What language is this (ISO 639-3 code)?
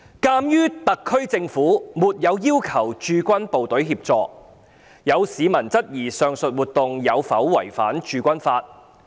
yue